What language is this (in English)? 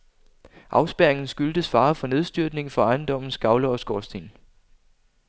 Danish